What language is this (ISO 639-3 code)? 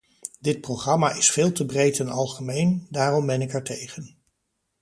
nld